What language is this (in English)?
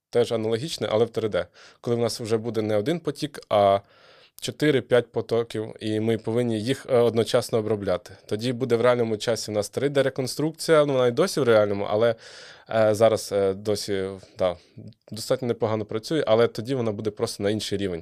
Ukrainian